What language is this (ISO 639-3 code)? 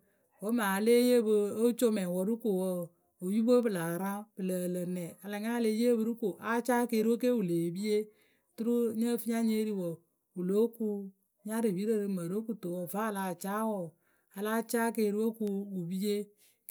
keu